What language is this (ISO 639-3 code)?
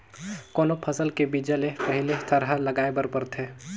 hne